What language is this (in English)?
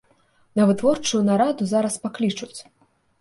Belarusian